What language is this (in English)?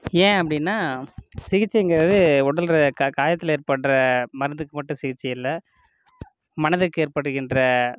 Tamil